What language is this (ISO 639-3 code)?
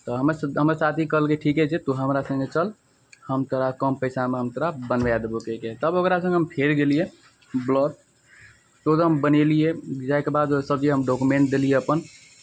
mai